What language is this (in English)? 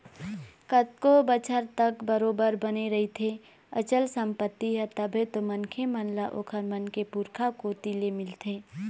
Chhattisgarhi